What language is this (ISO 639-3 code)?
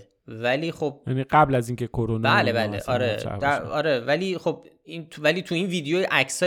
fas